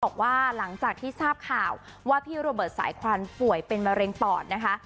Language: Thai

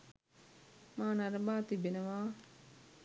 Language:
Sinhala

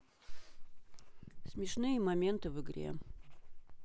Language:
Russian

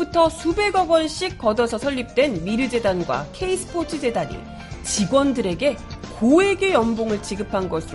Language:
Korean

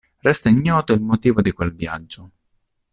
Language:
Italian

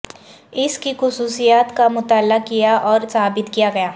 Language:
Urdu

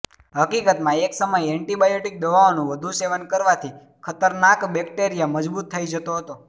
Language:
Gujarati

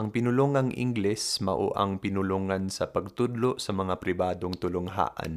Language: Filipino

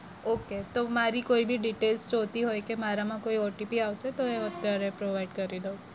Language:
Gujarati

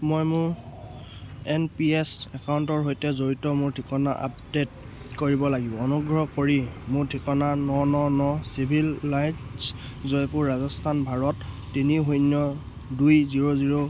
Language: Assamese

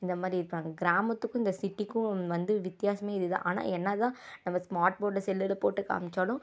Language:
Tamil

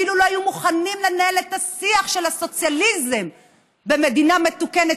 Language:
Hebrew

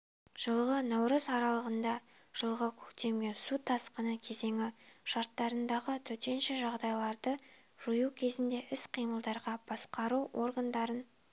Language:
Kazakh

